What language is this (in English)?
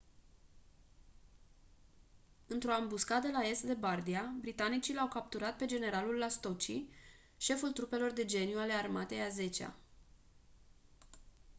Romanian